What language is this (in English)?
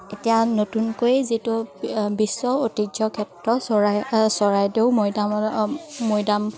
Assamese